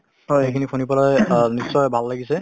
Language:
Assamese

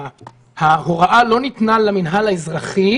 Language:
Hebrew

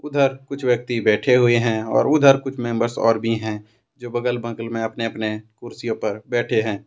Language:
Hindi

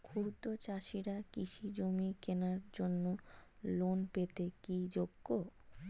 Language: Bangla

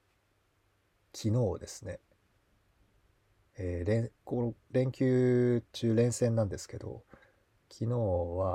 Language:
Japanese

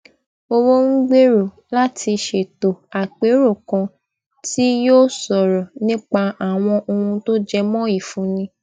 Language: Yoruba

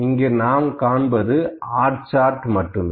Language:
Tamil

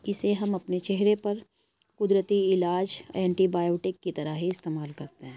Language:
Urdu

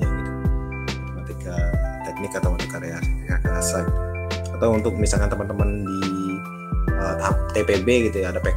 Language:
Indonesian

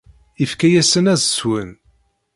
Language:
Kabyle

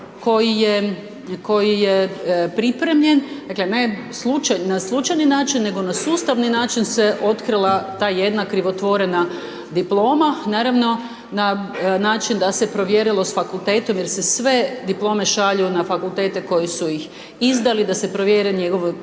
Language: Croatian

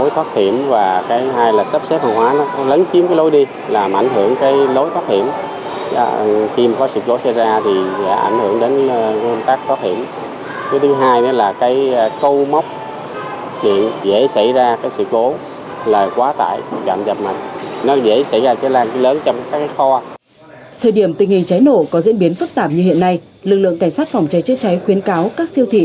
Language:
Vietnamese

